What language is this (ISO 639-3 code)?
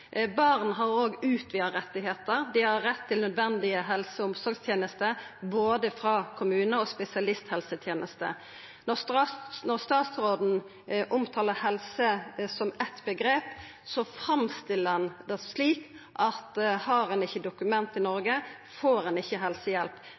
nno